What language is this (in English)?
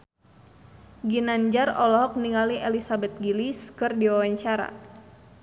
Sundanese